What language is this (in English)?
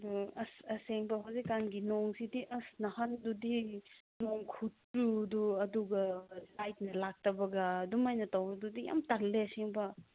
Manipuri